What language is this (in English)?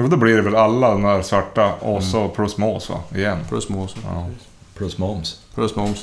Swedish